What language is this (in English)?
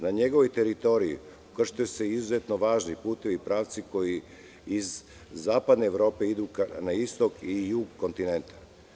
Serbian